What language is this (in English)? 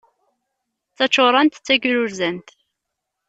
Kabyle